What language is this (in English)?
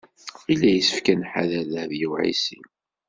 Kabyle